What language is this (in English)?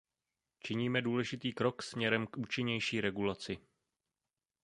Czech